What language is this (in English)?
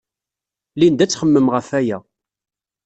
Kabyle